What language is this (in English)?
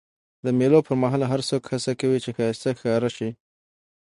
Pashto